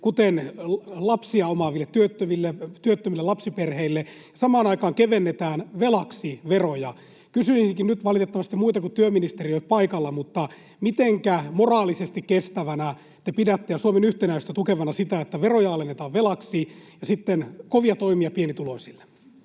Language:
Finnish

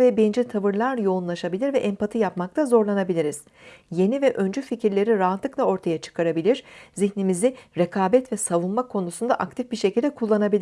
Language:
Turkish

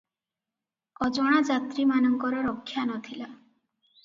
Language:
Odia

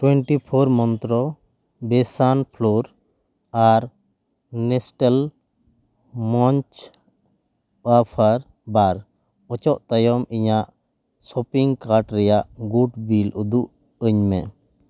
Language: Santali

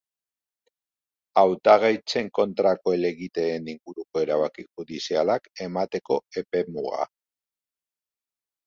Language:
Basque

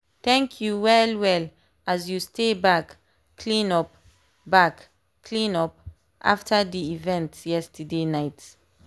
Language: Nigerian Pidgin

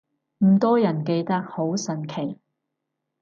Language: Cantonese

